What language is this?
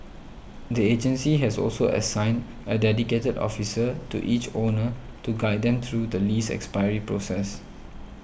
English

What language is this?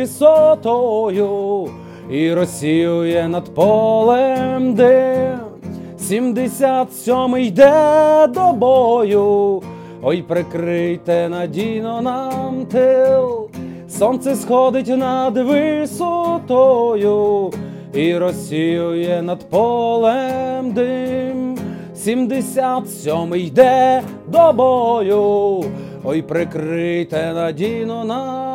Ukrainian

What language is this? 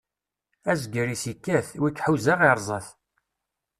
Kabyle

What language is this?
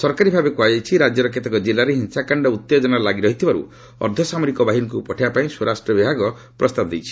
Odia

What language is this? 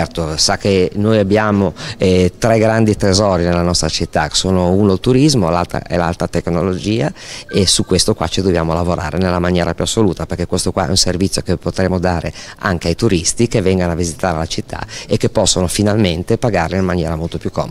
Italian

